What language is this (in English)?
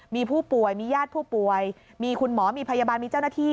Thai